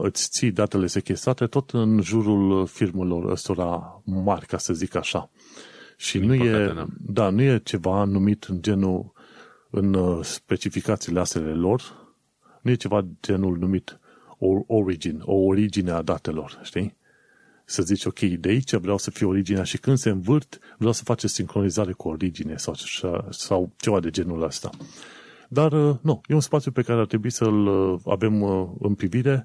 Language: Romanian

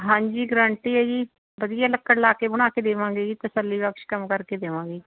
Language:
Punjabi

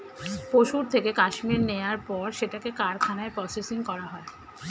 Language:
Bangla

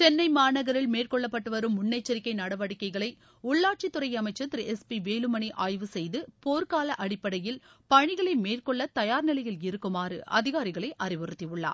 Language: Tamil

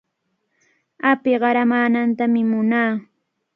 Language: Cajatambo North Lima Quechua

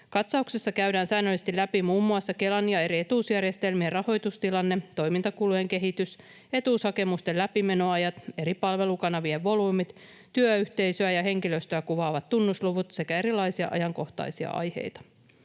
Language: Finnish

